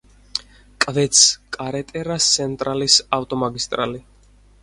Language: Georgian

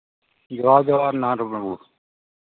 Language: Santali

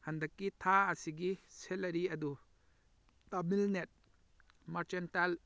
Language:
Manipuri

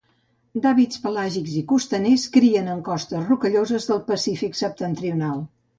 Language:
Catalan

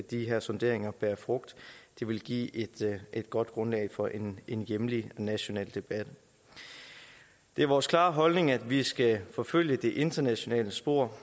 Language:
Danish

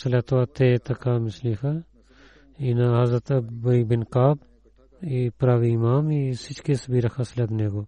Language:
Bulgarian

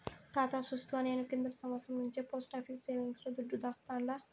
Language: Telugu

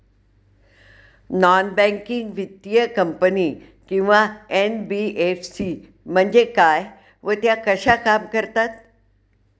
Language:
Marathi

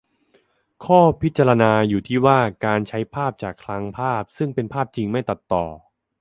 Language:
Thai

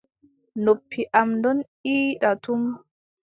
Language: Adamawa Fulfulde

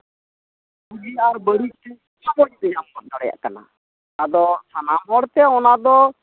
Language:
Santali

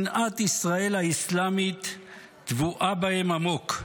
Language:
Hebrew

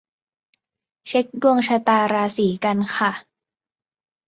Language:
Thai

